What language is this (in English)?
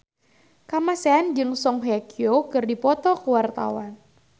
Sundanese